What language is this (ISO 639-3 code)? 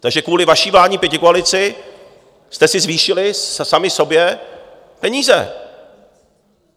ces